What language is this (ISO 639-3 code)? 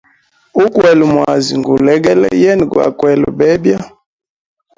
hem